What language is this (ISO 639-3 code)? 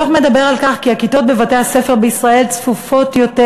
heb